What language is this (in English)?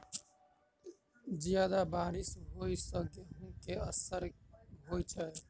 Maithili